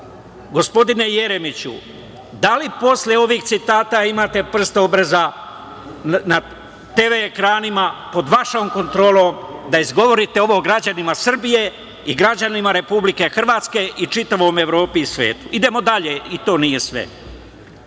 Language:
Serbian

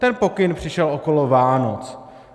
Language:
Czech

